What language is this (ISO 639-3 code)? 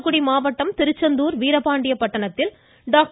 tam